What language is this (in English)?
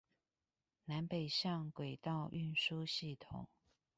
Chinese